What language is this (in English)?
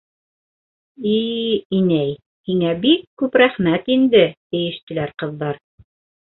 Bashkir